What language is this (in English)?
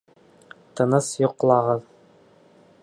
Bashkir